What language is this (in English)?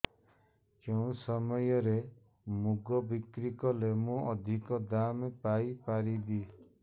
Odia